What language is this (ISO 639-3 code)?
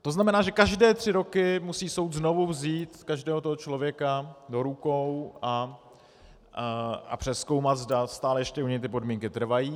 ces